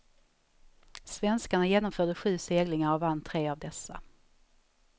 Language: Swedish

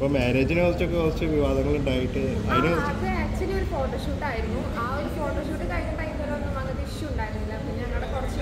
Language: Malayalam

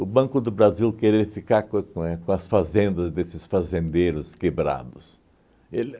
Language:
Portuguese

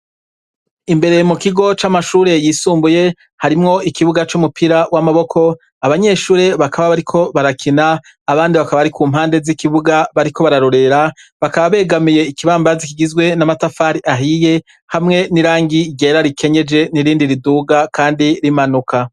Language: Rundi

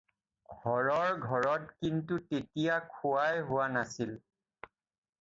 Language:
Assamese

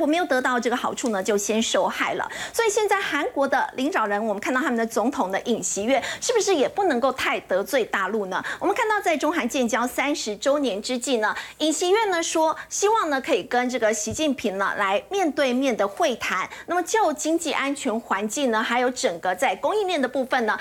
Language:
Chinese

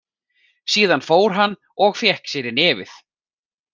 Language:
Icelandic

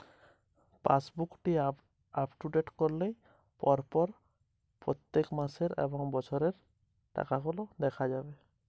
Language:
Bangla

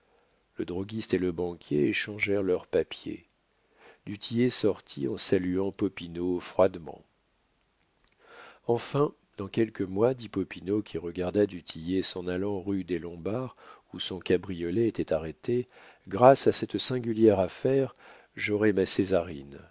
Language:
French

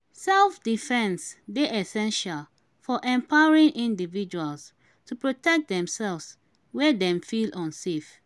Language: Nigerian Pidgin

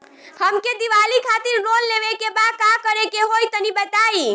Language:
Bhojpuri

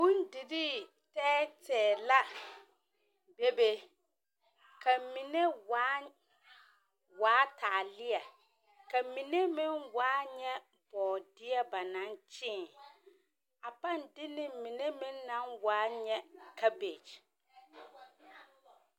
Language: Southern Dagaare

